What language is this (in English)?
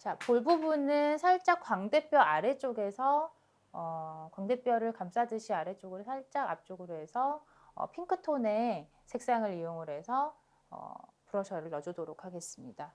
Korean